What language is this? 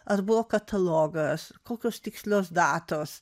Lithuanian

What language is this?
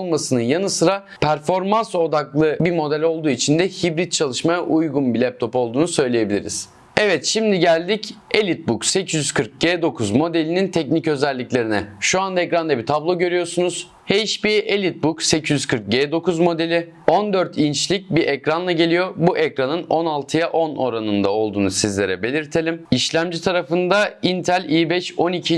Turkish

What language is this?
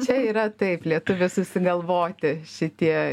Lithuanian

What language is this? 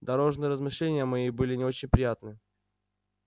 Russian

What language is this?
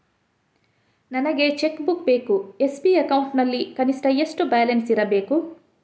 Kannada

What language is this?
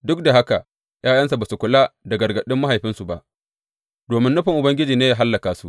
Hausa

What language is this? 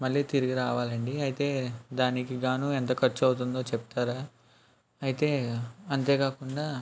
Telugu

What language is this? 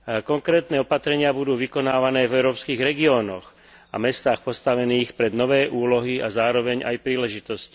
Slovak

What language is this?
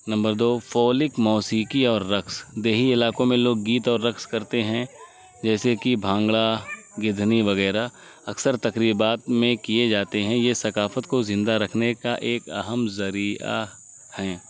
Urdu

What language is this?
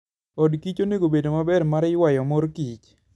Luo (Kenya and Tanzania)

